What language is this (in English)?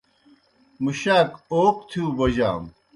Kohistani Shina